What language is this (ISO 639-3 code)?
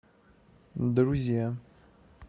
rus